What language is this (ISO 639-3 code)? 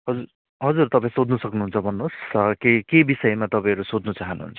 nep